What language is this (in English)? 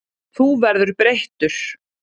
Icelandic